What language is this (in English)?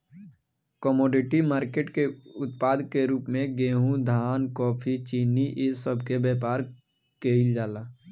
Bhojpuri